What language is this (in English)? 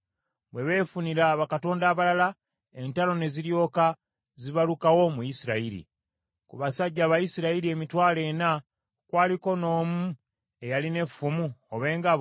Ganda